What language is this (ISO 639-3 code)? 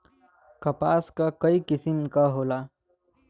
bho